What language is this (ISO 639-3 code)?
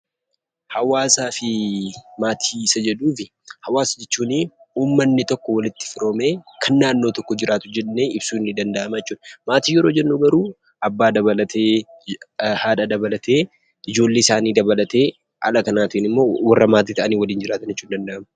orm